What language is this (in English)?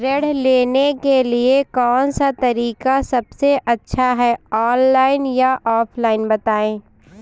Hindi